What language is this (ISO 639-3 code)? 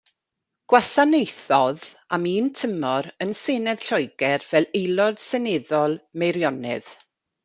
cym